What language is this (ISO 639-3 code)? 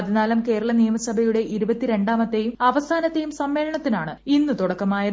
mal